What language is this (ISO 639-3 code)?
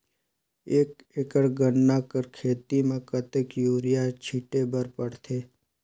hne